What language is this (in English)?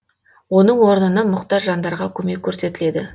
Kazakh